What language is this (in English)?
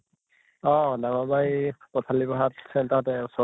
Assamese